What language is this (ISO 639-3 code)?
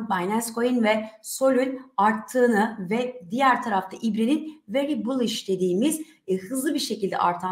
tur